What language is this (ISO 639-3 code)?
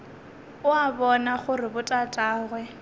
nso